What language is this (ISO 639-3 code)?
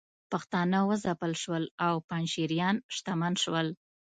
pus